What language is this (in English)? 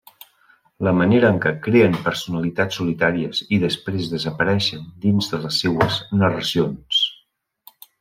Catalan